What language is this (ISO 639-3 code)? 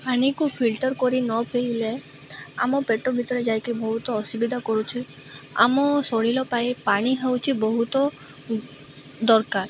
ori